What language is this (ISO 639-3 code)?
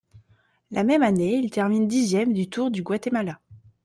fra